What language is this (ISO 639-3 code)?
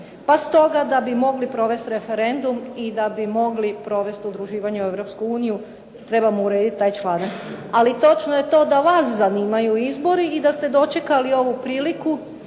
hrv